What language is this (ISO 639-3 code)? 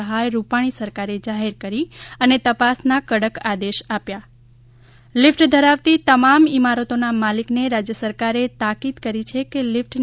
guj